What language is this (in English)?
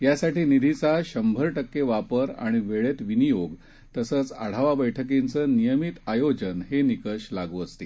Marathi